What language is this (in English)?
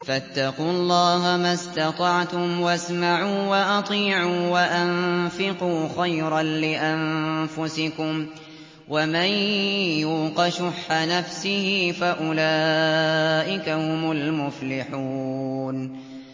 Arabic